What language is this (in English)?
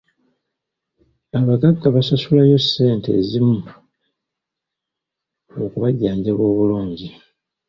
Ganda